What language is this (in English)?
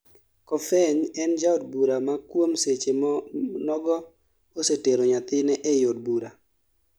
Luo (Kenya and Tanzania)